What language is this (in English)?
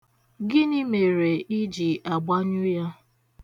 Igbo